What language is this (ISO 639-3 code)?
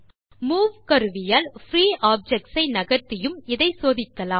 tam